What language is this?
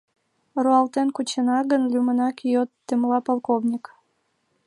Mari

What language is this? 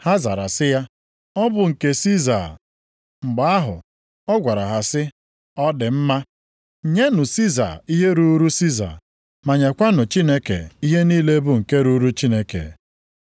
Igbo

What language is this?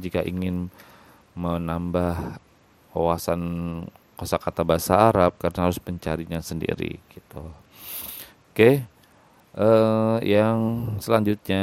Indonesian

